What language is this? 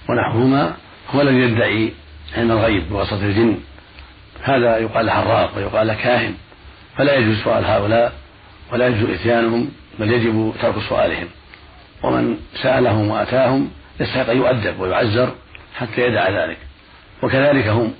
Arabic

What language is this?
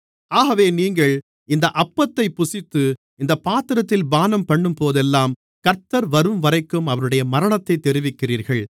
Tamil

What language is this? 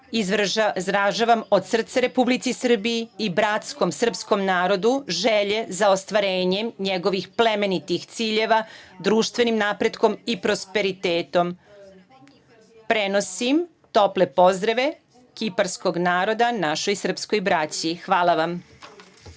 Serbian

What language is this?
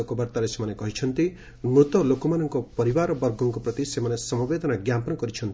Odia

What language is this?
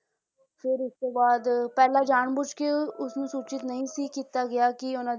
Punjabi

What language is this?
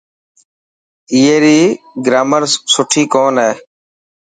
Dhatki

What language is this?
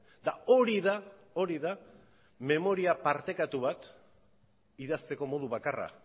Basque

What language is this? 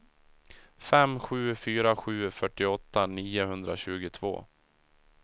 Swedish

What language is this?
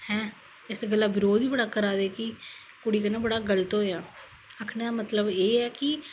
Dogri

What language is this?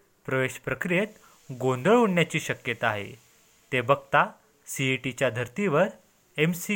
Marathi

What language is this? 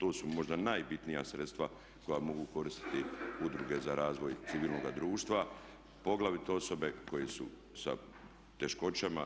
Croatian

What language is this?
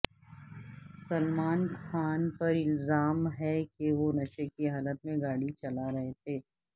Urdu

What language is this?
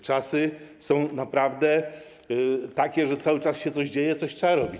Polish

